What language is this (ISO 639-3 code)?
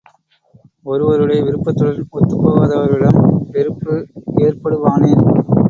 tam